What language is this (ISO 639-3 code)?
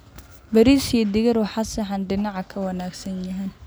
som